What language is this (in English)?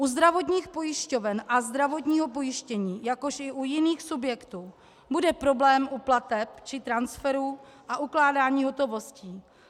Czech